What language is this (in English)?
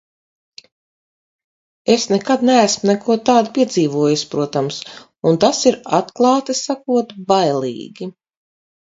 Latvian